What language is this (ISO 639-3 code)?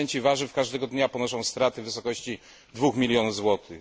pol